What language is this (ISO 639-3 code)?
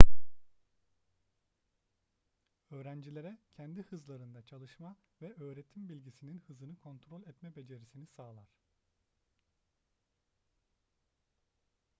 tur